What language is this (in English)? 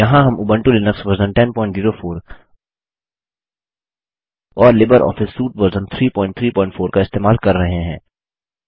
Hindi